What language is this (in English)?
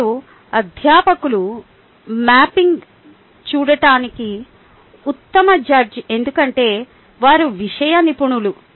Telugu